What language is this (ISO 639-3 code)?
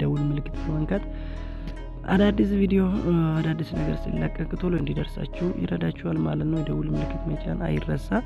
amh